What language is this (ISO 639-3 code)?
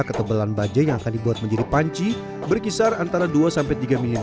ind